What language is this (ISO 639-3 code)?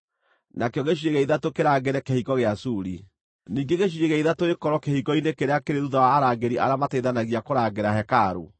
kik